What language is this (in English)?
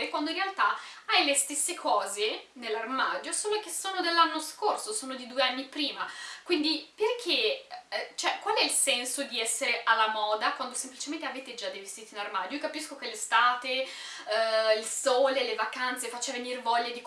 Italian